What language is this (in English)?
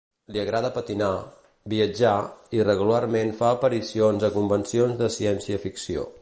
Catalan